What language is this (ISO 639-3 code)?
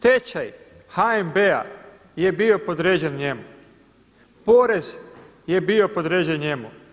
hrv